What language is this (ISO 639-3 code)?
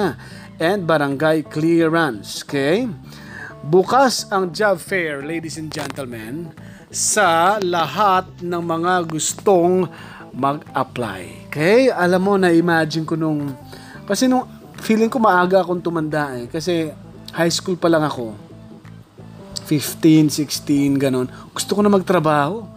fil